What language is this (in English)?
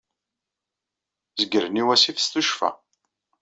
Kabyle